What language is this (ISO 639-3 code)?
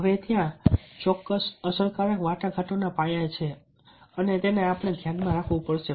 guj